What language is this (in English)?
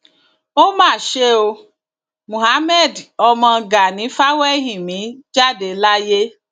Yoruba